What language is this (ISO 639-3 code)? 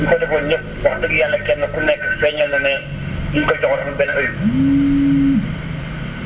wol